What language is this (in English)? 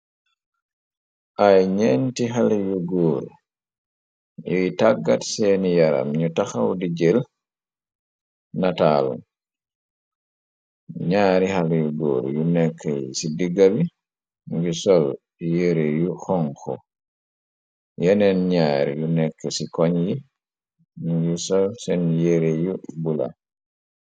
Wolof